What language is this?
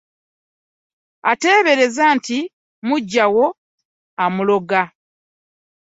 Ganda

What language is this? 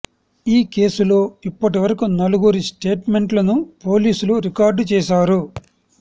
Telugu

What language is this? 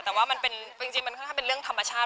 Thai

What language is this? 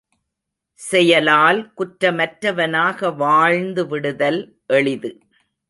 Tamil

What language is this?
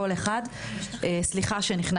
Hebrew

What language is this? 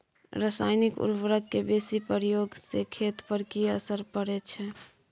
Maithili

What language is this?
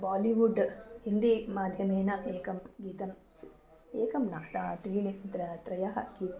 Sanskrit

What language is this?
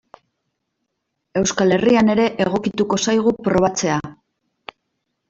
Basque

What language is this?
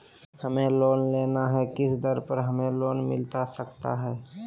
Magahi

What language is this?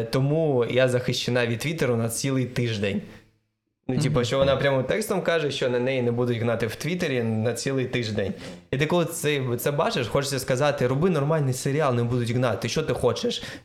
Ukrainian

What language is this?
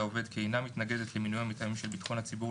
Hebrew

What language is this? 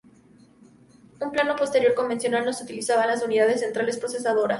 Spanish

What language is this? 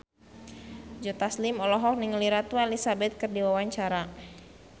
Sundanese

